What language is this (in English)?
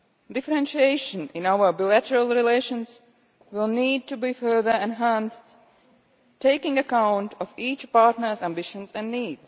English